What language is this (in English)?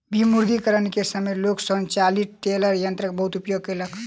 Maithili